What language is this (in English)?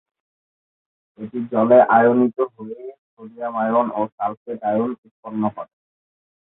Bangla